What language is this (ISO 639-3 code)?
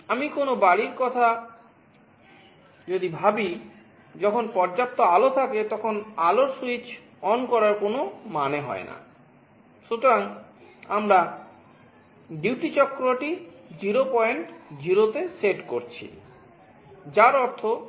ben